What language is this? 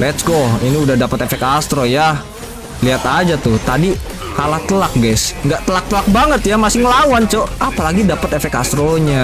Indonesian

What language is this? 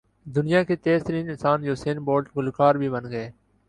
Urdu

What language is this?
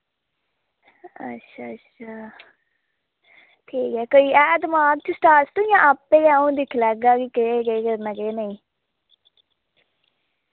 Dogri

